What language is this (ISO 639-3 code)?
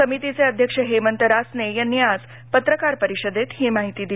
mar